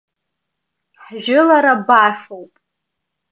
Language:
Abkhazian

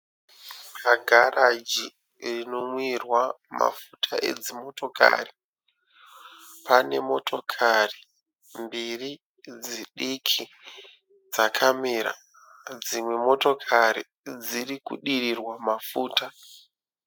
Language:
Shona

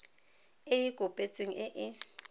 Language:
Tswana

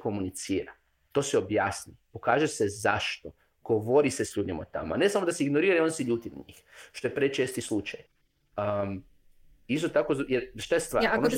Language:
Croatian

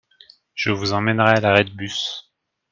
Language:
French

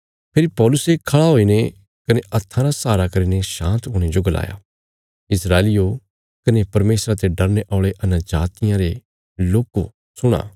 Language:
Bilaspuri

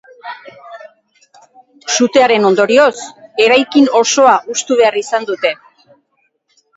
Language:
Basque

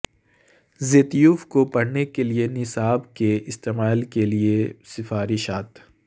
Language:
Urdu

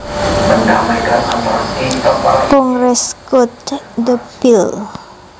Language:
Javanese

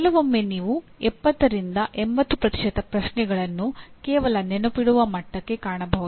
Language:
Kannada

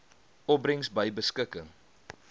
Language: Afrikaans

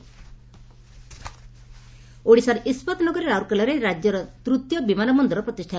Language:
Odia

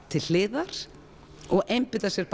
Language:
Icelandic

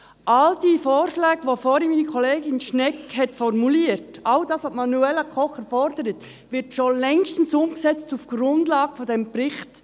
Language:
Swiss German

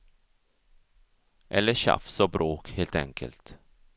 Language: Swedish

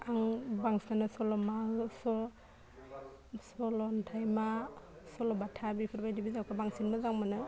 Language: Bodo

